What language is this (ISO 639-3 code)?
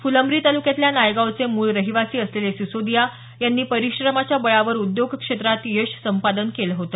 mar